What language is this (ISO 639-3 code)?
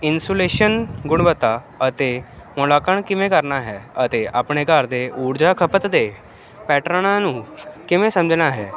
pan